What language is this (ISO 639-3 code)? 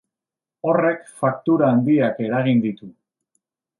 eus